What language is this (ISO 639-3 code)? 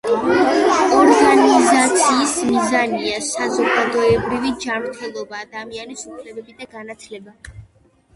kat